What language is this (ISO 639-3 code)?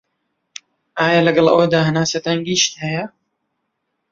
ckb